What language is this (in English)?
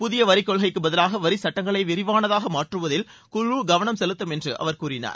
Tamil